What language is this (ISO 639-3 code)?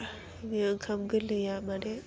brx